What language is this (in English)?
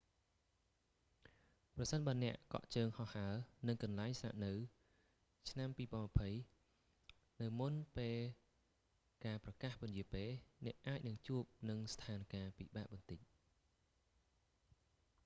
Khmer